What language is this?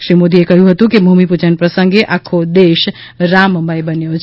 Gujarati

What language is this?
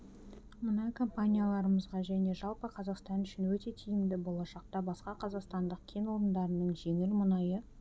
Kazakh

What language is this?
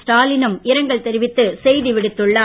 Tamil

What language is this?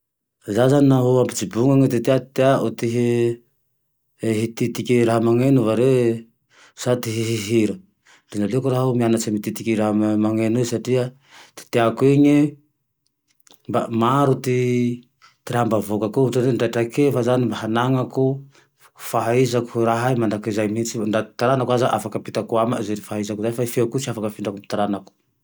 Tandroy-Mahafaly Malagasy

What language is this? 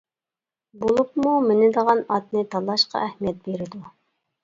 Uyghur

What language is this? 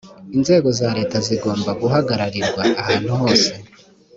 Kinyarwanda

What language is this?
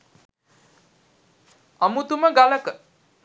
Sinhala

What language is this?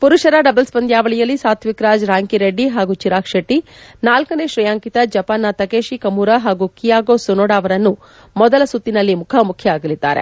Kannada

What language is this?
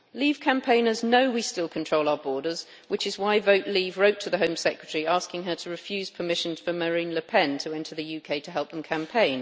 English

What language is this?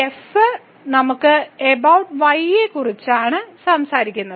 Malayalam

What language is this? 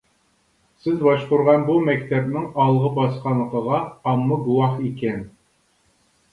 Uyghur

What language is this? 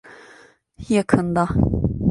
Turkish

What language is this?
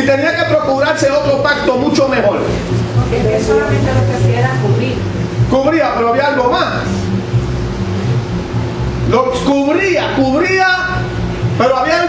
Spanish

